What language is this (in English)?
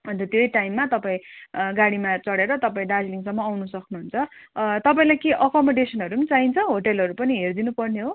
Nepali